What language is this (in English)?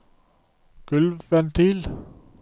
Norwegian